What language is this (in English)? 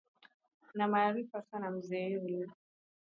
Swahili